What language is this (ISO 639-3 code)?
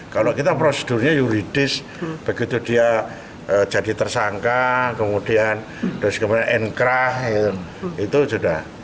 ind